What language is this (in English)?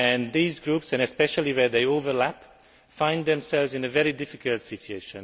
English